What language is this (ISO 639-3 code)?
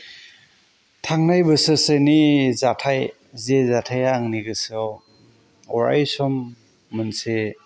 brx